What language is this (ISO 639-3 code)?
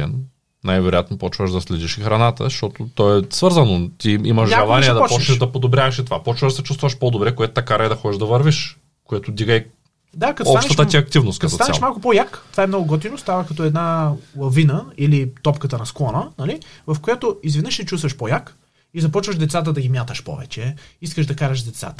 bul